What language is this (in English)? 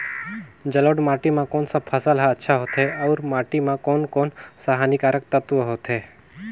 Chhattisgarhi